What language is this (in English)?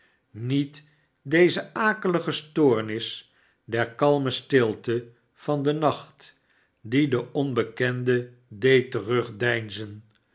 Dutch